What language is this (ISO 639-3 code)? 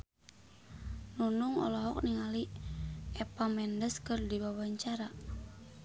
sun